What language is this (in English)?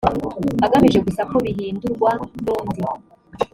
Kinyarwanda